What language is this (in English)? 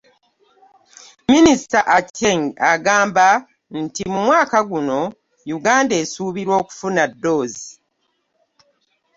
Ganda